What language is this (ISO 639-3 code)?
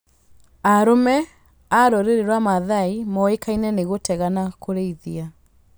kik